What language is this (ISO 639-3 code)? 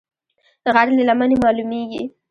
pus